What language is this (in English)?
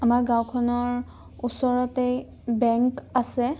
Assamese